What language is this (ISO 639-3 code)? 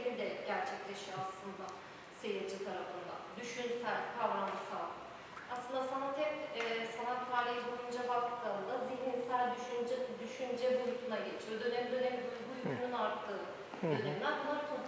tur